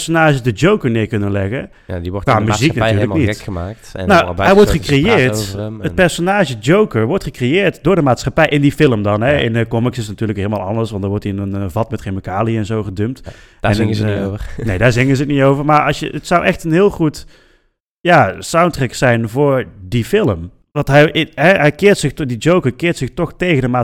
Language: Dutch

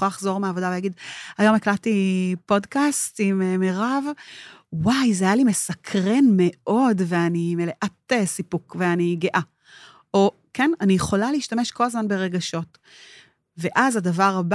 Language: Hebrew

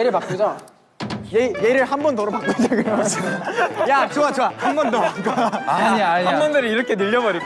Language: Korean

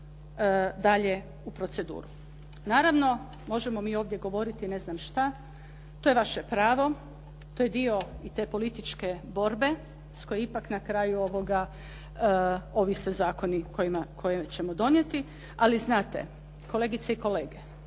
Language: Croatian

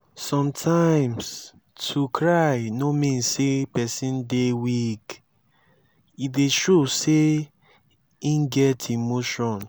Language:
Nigerian Pidgin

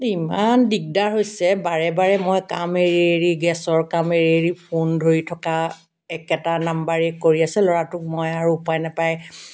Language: Assamese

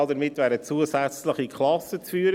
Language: Swiss German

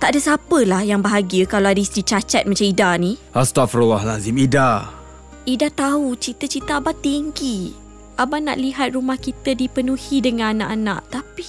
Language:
Malay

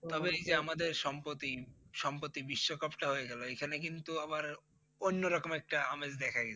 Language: Bangla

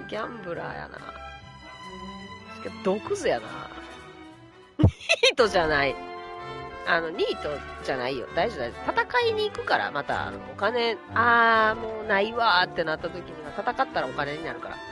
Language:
Japanese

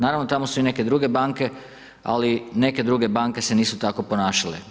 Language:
Croatian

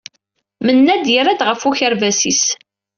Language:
Kabyle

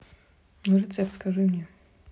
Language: Russian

